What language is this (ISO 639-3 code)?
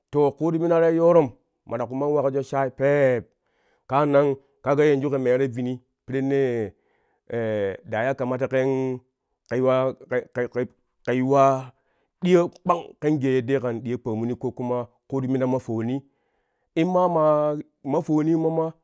kuh